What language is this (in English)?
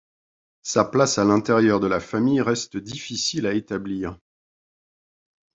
French